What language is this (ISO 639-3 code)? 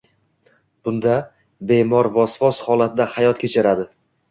uzb